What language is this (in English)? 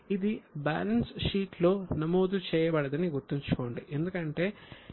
Telugu